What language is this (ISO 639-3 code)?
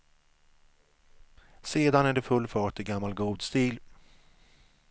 swe